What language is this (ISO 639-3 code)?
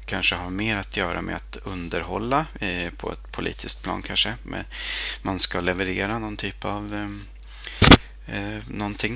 swe